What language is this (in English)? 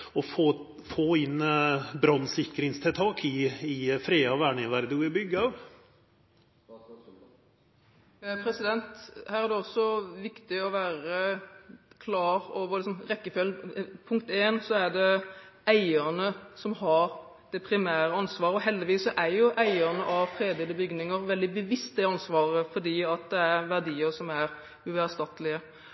Norwegian